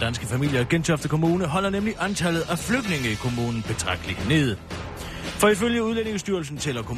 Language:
Danish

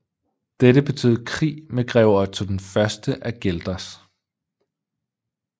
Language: Danish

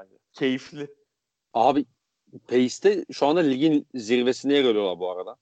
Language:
Turkish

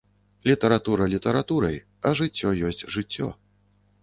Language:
Belarusian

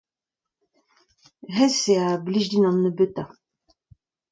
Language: Breton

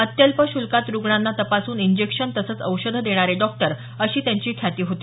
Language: Marathi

